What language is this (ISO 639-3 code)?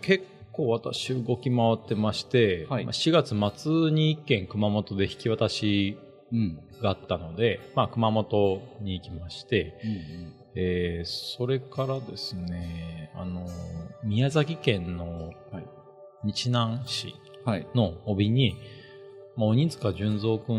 jpn